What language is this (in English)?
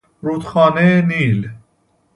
Persian